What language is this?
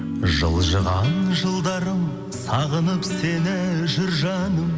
Kazakh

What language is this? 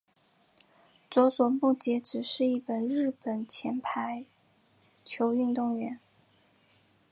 Chinese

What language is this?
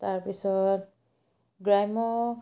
Assamese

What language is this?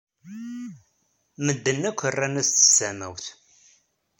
Kabyle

